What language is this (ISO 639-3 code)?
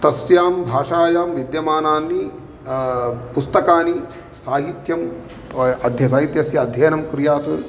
san